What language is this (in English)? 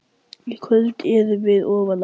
Icelandic